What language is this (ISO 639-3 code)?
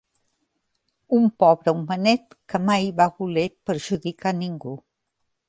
cat